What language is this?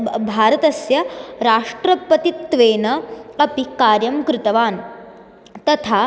Sanskrit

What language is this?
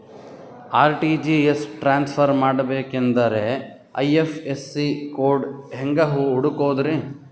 Kannada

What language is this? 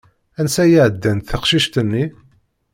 Kabyle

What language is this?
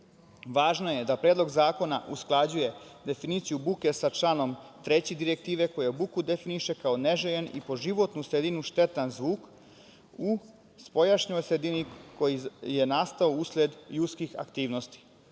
Serbian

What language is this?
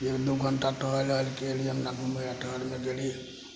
Maithili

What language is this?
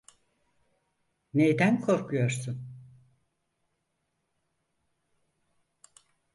Turkish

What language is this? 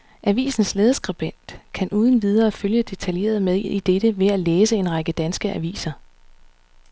Danish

